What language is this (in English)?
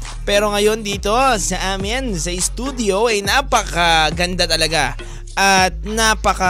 Filipino